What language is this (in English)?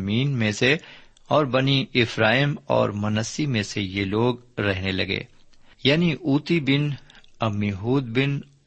Urdu